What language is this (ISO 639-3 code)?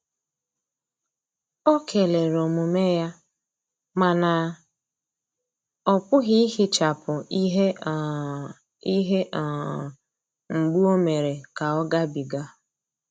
ibo